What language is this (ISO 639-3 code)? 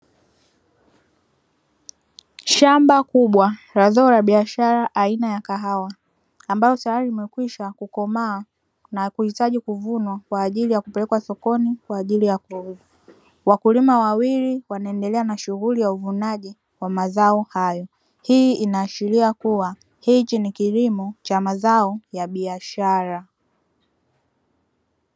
swa